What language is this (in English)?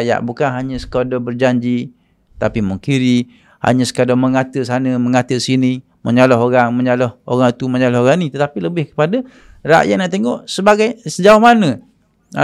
Malay